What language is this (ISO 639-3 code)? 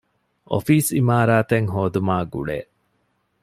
div